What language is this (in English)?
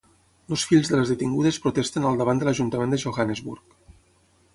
Catalan